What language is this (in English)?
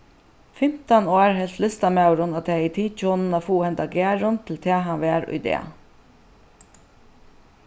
Faroese